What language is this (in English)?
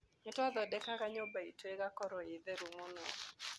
Kikuyu